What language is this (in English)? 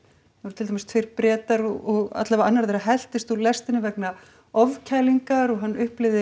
Icelandic